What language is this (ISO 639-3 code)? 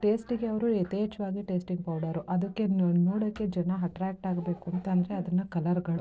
kan